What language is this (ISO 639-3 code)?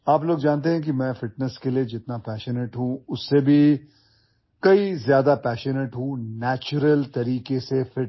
asm